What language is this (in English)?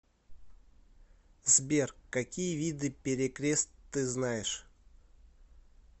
Russian